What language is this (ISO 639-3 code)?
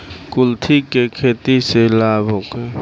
bho